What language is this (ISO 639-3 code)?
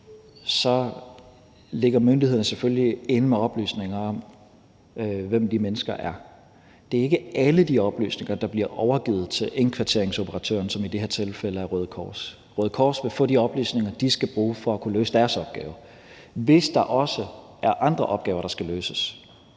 dan